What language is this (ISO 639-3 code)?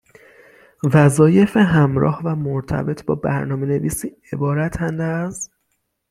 fas